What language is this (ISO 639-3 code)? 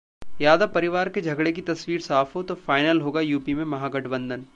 hin